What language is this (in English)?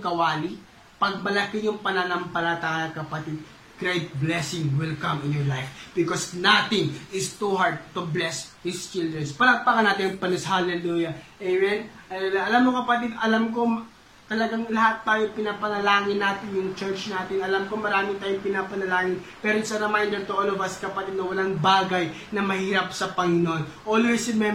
Filipino